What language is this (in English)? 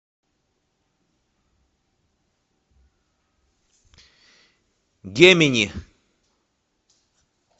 Russian